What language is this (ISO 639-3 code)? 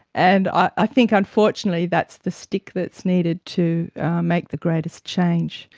eng